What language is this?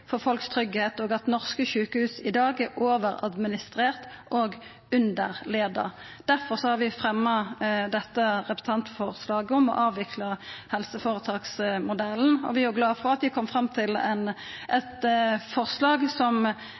Norwegian Nynorsk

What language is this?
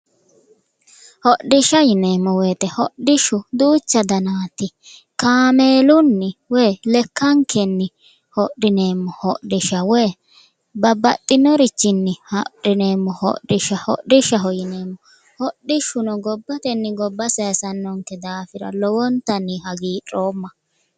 Sidamo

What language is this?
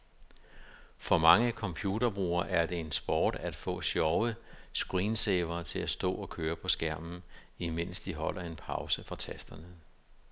Danish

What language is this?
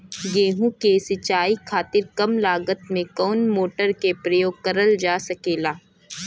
Bhojpuri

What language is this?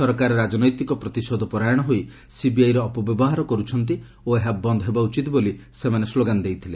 Odia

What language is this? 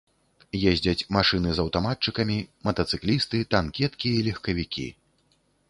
Belarusian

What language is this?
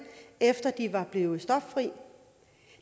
Danish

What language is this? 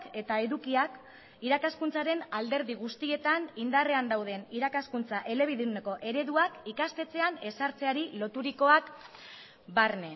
Basque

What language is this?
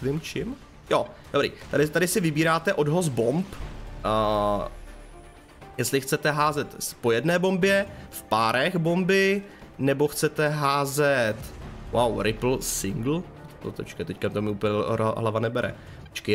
Czech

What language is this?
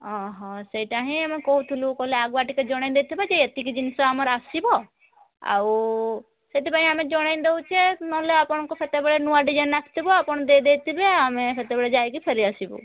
Odia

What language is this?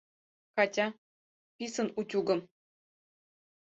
Mari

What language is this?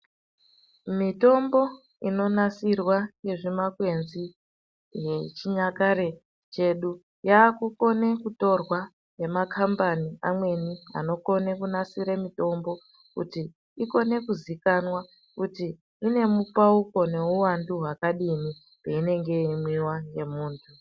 Ndau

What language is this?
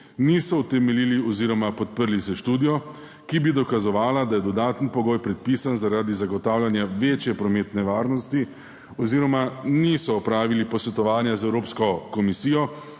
Slovenian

